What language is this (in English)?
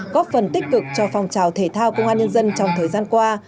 Vietnamese